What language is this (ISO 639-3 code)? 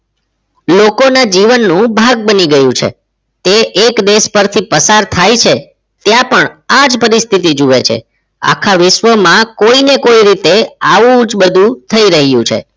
guj